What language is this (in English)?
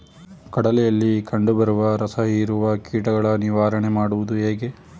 Kannada